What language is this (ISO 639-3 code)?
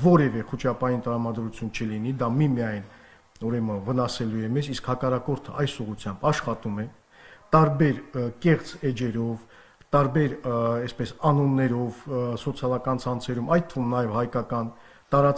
ron